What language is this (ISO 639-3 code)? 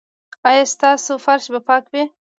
pus